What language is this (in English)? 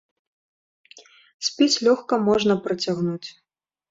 Belarusian